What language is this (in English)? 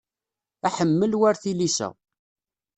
Kabyle